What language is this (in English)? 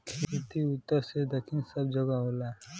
Bhojpuri